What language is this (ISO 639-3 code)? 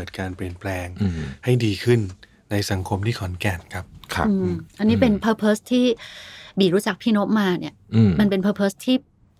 tha